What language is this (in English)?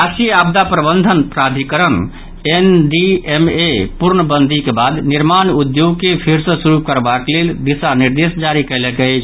Maithili